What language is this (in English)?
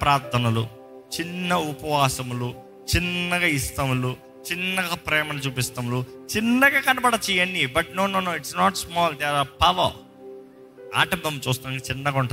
Telugu